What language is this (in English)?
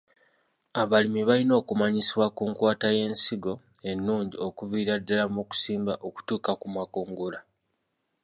Ganda